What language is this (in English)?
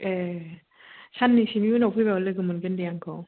Bodo